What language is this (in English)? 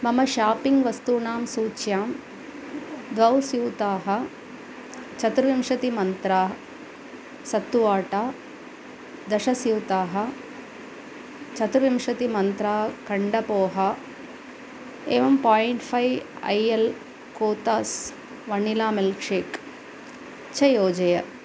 Sanskrit